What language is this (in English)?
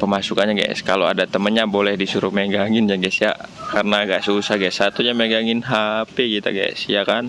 Indonesian